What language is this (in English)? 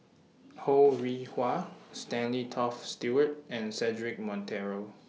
English